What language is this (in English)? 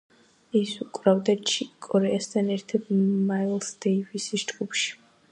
Georgian